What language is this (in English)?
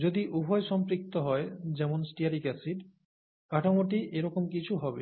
Bangla